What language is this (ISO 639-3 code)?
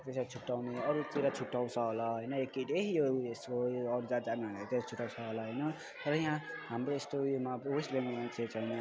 nep